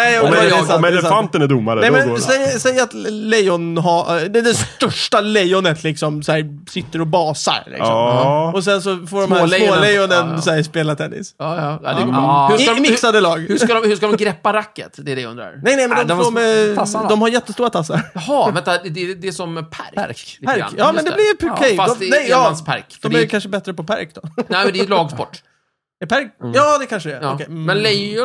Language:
Swedish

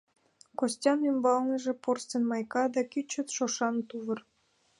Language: Mari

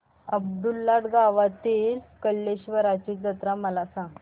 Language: Marathi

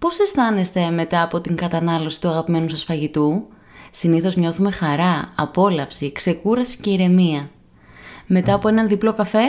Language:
Greek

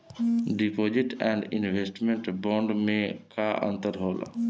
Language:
Bhojpuri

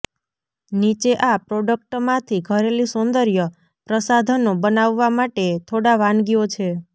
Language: Gujarati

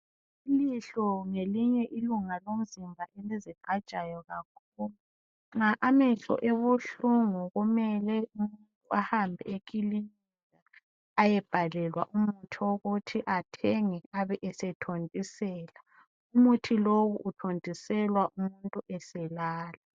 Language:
North Ndebele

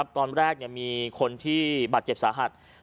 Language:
Thai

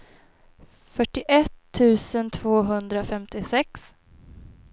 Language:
Swedish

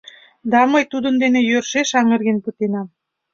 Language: Mari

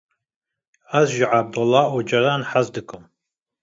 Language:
Kurdish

